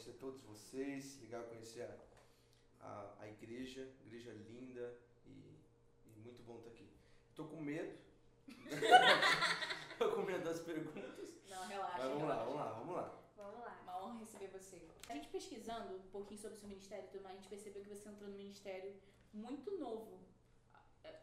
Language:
Portuguese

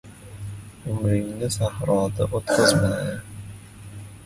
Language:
Uzbek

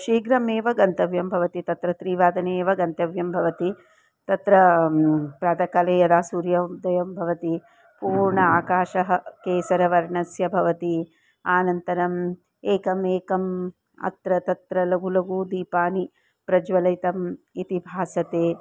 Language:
Sanskrit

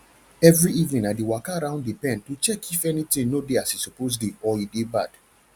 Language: Nigerian Pidgin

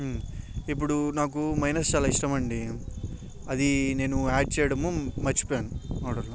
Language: Telugu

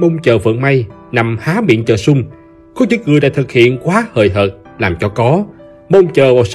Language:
Vietnamese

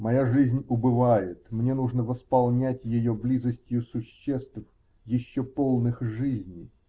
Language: Russian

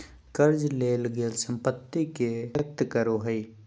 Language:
Magahi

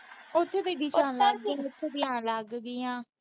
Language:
Punjabi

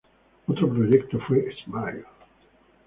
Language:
Spanish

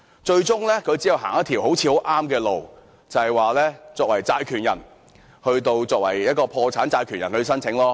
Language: Cantonese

